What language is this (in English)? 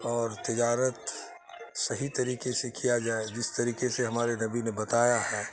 Urdu